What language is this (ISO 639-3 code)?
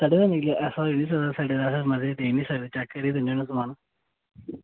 doi